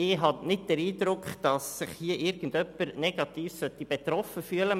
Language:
Swiss German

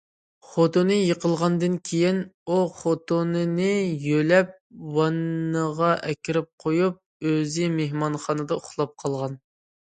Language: Uyghur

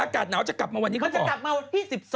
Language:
Thai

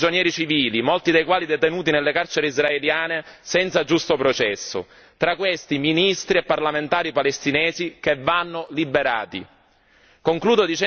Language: Italian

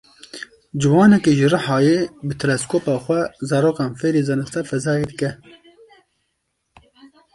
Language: Kurdish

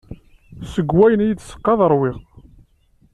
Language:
Kabyle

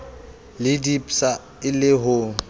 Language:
Southern Sotho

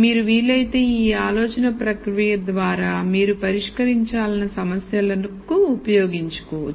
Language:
Telugu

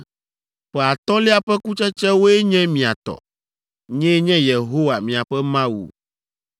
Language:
Ewe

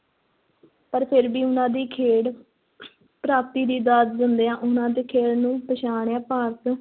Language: Punjabi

